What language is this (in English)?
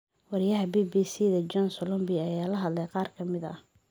Somali